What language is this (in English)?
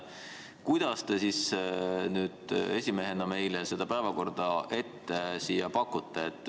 Estonian